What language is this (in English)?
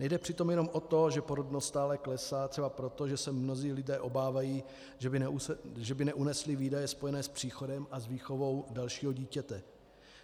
Czech